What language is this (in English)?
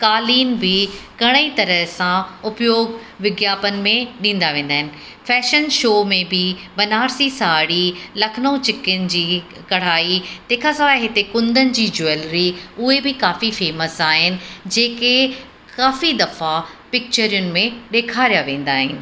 Sindhi